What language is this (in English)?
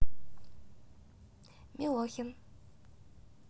Russian